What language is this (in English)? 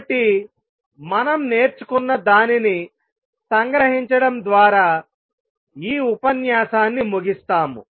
Telugu